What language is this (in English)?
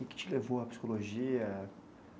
Portuguese